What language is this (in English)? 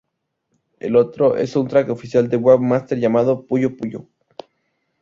Spanish